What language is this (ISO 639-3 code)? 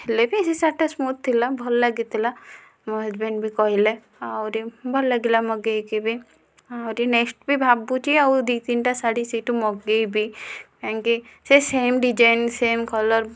ori